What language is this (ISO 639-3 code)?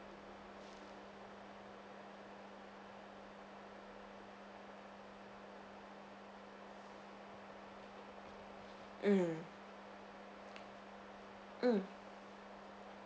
eng